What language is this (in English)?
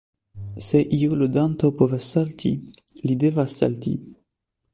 Esperanto